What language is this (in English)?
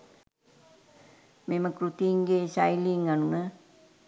Sinhala